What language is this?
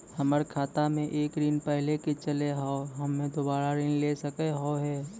Maithili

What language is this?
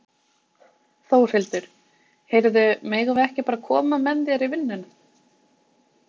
Icelandic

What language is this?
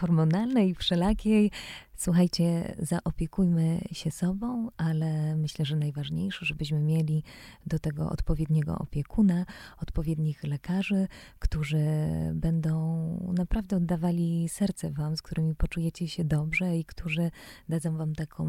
Polish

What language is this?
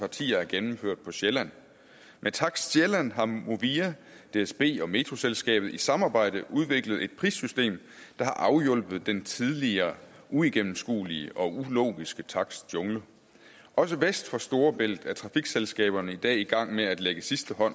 Danish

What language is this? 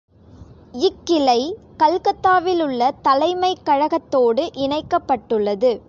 Tamil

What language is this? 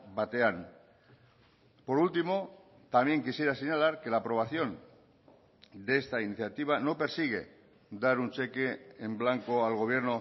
Spanish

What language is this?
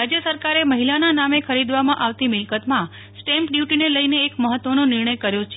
Gujarati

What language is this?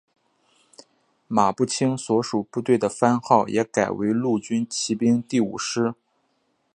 Chinese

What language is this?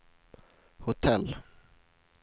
Swedish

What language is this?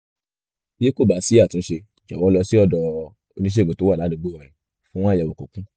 Yoruba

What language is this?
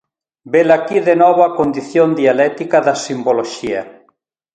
Galician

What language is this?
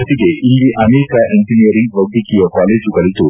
Kannada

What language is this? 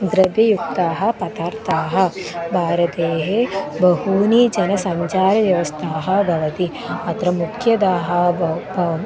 Sanskrit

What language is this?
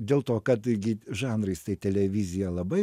Lithuanian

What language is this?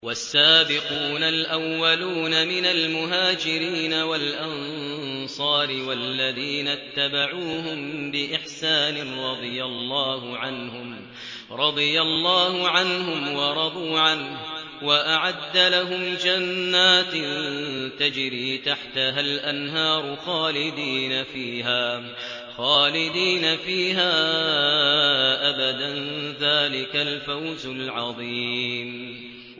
Arabic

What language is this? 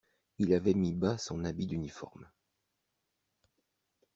French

